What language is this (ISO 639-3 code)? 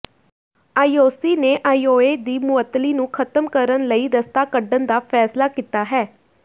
pan